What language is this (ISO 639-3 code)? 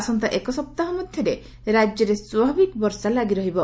ori